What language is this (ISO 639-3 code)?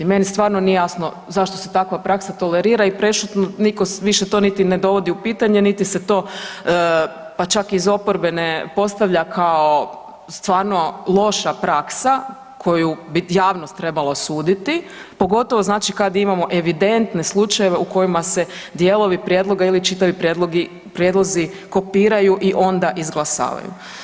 hrv